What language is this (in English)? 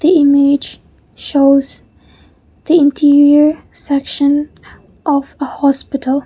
English